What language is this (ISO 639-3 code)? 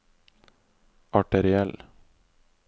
nor